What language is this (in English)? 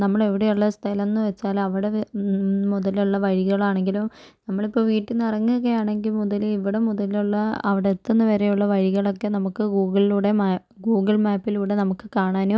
Malayalam